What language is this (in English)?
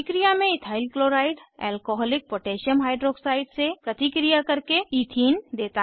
Hindi